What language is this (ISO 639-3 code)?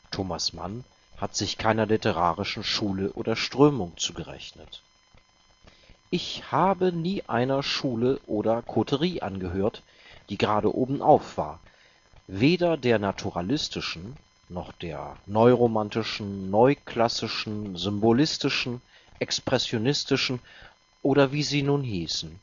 deu